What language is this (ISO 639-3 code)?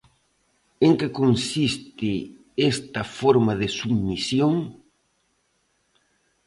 glg